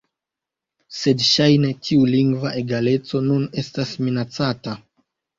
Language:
Esperanto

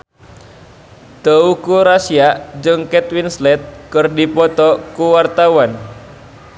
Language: Sundanese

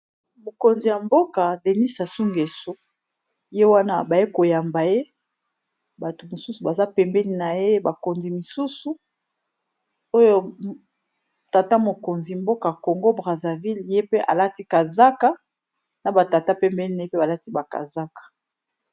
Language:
Lingala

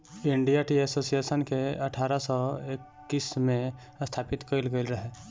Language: Bhojpuri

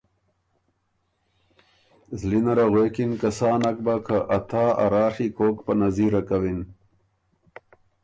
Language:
Ormuri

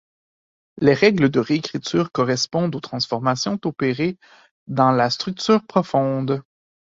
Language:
French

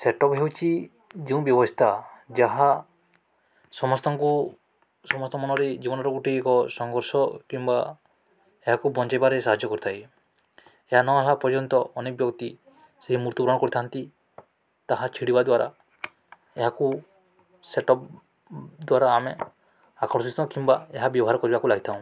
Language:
Odia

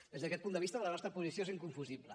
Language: Catalan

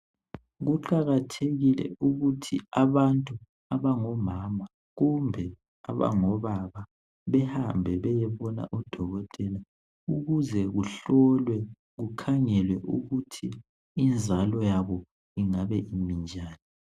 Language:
North Ndebele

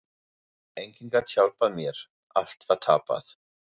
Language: Icelandic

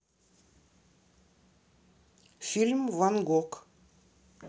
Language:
Russian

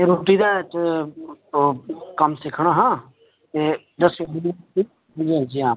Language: Dogri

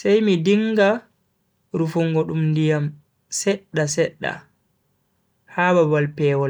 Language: Bagirmi Fulfulde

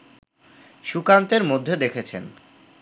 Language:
Bangla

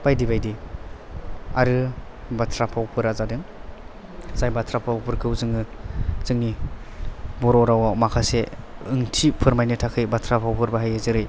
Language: Bodo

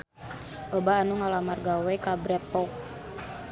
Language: Sundanese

